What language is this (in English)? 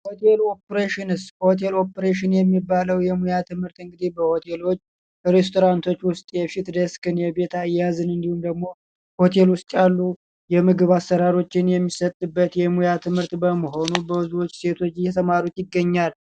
Amharic